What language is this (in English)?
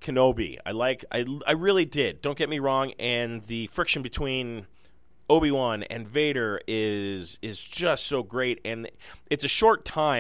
English